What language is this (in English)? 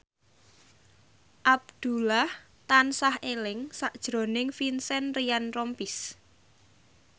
Javanese